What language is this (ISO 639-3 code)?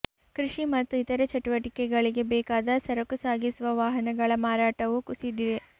kan